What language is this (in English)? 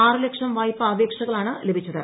Malayalam